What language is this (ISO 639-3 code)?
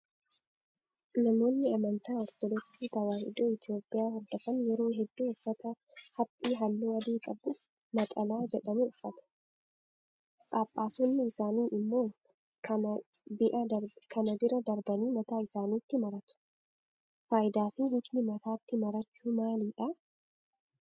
orm